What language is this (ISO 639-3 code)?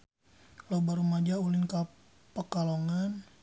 sun